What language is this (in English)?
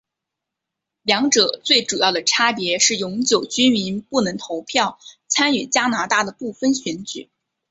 Chinese